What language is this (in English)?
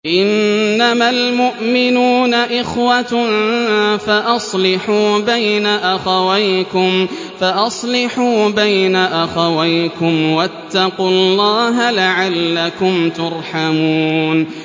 Arabic